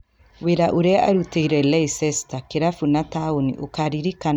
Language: Kikuyu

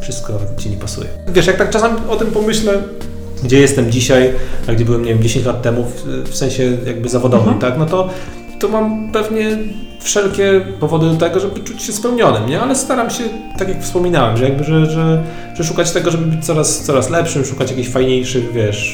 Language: Polish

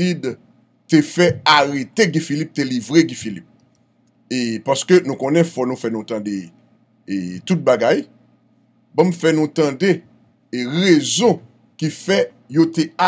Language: French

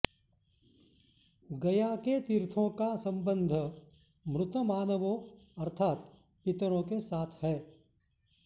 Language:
Sanskrit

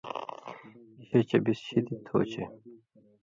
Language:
Indus Kohistani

